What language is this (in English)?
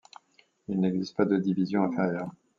French